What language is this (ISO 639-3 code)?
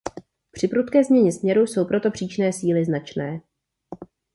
ces